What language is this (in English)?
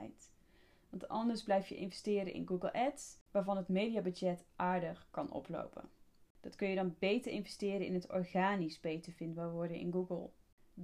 Dutch